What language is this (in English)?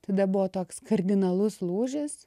Lithuanian